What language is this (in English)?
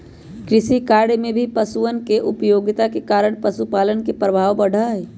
Magahi